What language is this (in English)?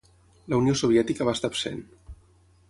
Catalan